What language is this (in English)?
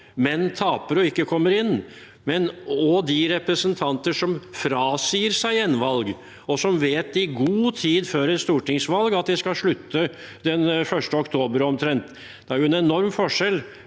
Norwegian